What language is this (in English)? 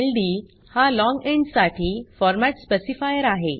Marathi